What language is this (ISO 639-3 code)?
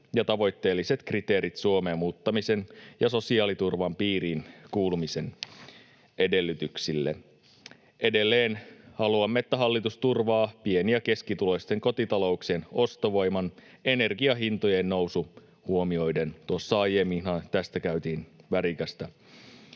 fin